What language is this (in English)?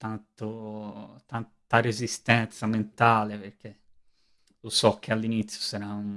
Italian